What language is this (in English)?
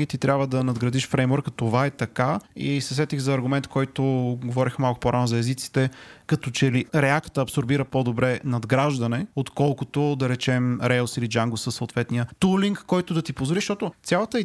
Bulgarian